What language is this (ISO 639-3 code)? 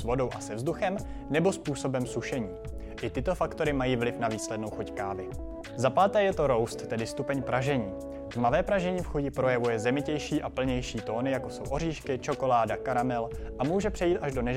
ces